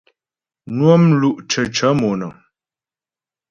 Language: Ghomala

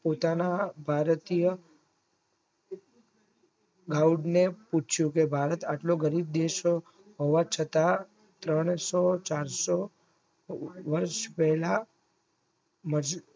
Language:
Gujarati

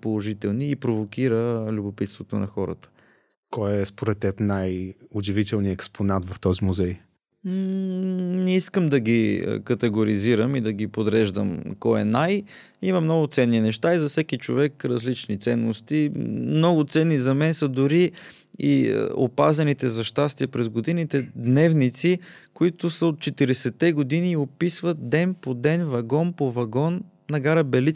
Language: Bulgarian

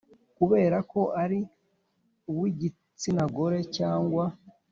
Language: Kinyarwanda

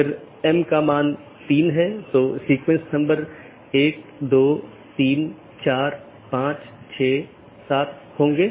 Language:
Hindi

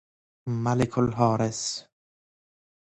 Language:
Persian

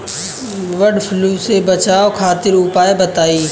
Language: Bhojpuri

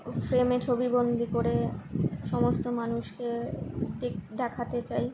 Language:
Bangla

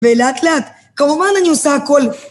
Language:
Hebrew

